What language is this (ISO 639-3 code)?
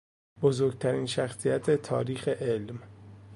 fas